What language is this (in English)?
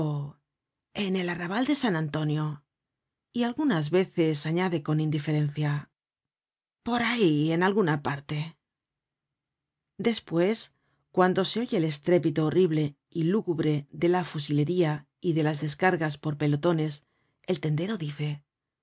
Spanish